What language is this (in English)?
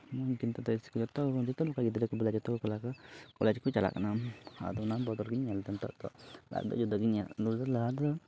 Santali